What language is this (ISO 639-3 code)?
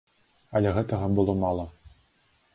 bel